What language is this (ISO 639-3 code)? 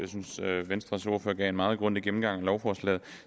dan